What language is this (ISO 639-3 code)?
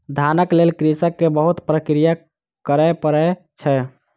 mai